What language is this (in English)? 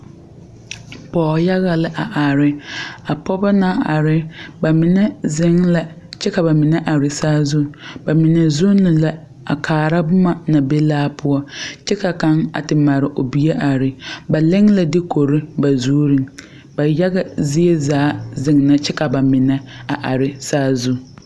Southern Dagaare